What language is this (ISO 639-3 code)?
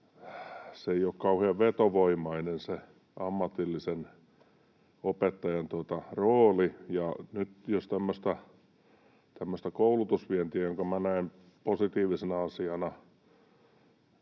fin